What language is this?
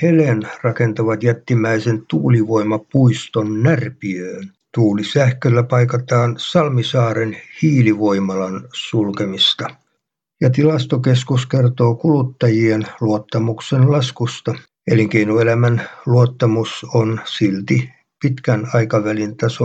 Finnish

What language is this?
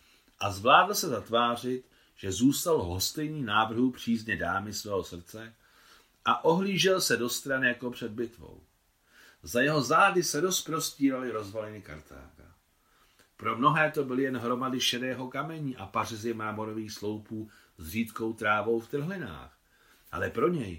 Czech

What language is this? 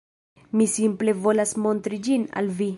Esperanto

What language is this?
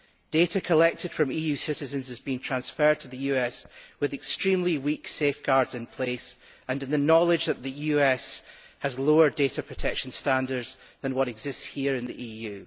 English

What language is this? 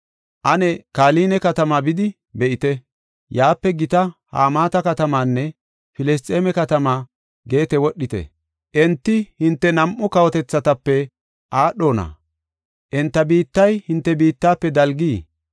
Gofa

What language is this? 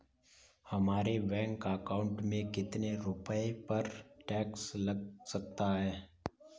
Hindi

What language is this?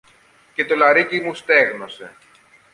Greek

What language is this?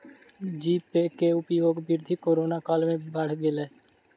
Maithili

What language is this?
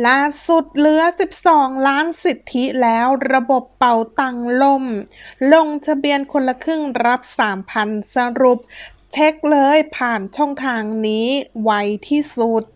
Thai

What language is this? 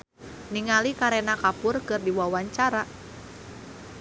Sundanese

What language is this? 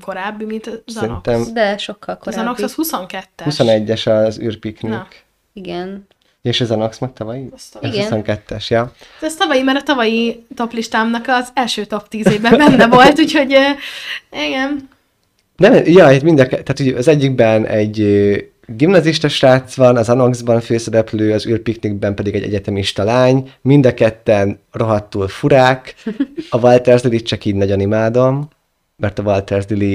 Hungarian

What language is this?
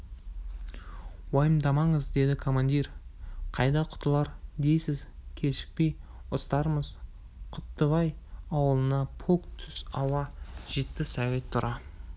Kazakh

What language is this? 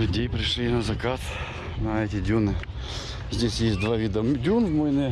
Russian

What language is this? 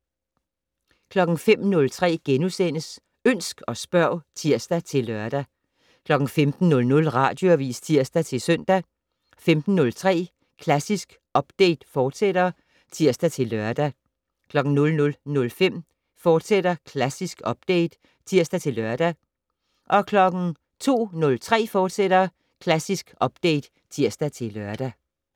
Danish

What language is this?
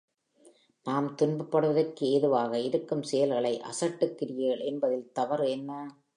Tamil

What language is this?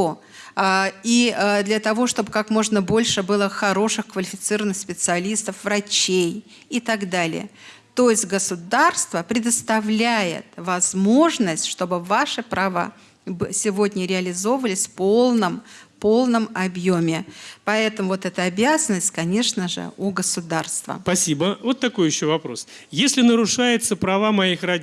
Russian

